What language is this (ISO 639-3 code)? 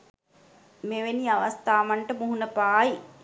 sin